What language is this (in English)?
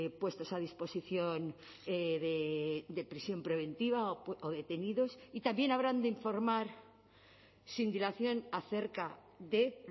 Spanish